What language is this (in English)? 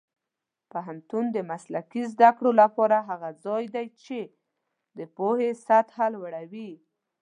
Pashto